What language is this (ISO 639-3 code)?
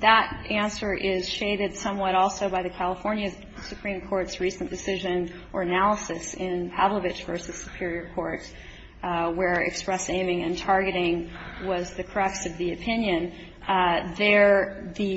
eng